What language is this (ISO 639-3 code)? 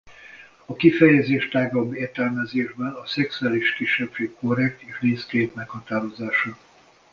hun